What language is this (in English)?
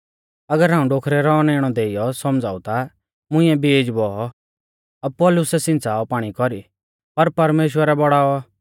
Mahasu Pahari